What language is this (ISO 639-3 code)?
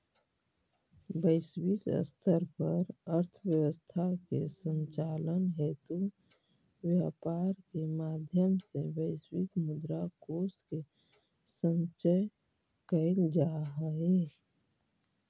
mag